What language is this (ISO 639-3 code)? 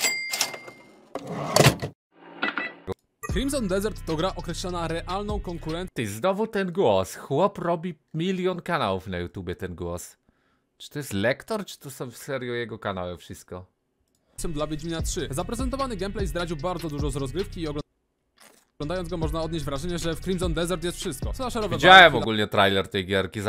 pol